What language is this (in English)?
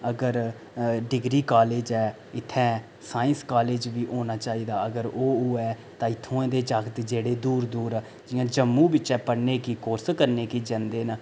Dogri